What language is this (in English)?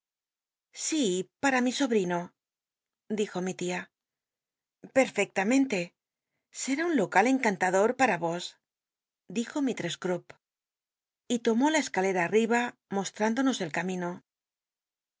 Spanish